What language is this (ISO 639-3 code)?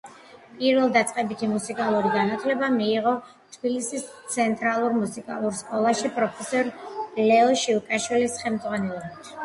kat